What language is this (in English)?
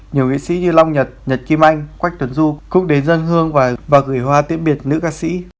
Vietnamese